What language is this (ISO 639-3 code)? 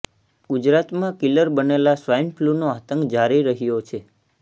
guj